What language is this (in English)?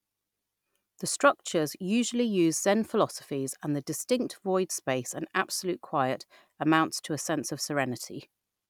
English